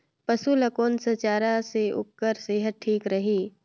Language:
Chhattisgarhi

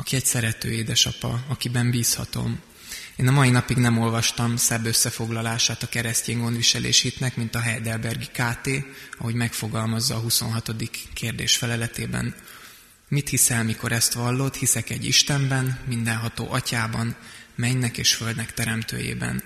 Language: Hungarian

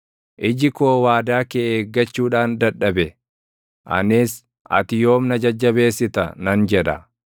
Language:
Oromo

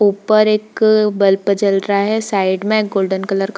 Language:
Hindi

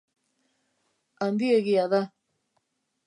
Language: Basque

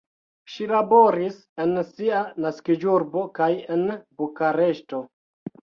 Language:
Esperanto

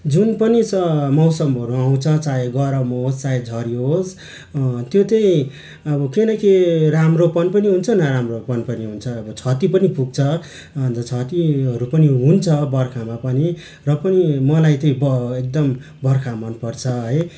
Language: Nepali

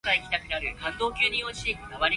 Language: Cantonese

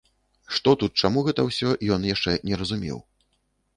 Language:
Belarusian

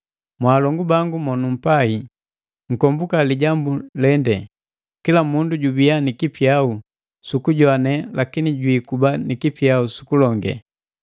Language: Matengo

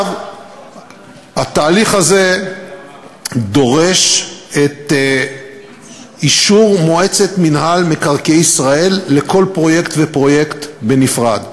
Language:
Hebrew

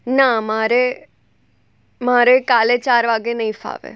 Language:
Gujarati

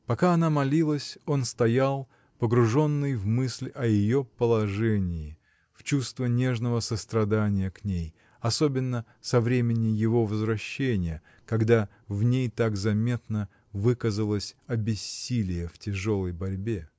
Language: Russian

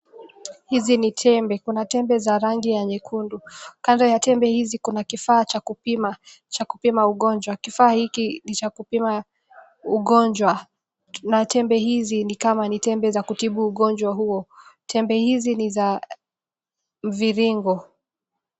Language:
Swahili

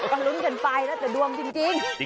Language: Thai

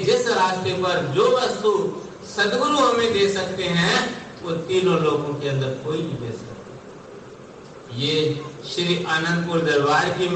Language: Hindi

